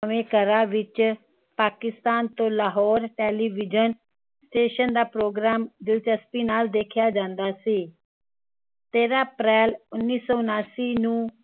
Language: Punjabi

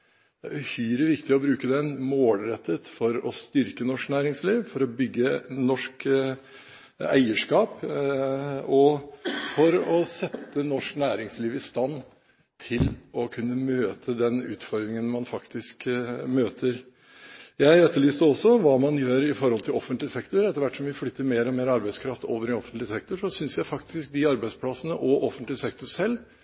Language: Norwegian Bokmål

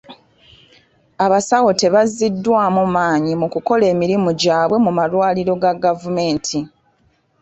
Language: Ganda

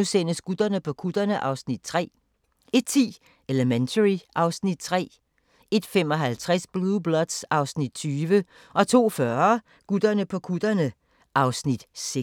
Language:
Danish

